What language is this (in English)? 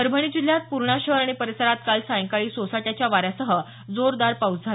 Marathi